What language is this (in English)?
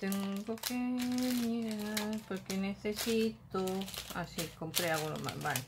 Spanish